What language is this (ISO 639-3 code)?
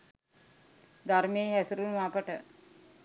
sin